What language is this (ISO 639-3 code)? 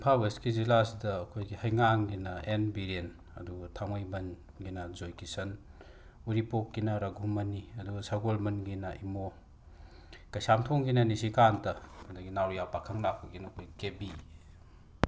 mni